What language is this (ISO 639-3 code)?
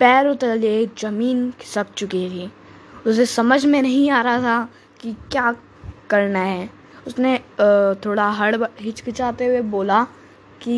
hin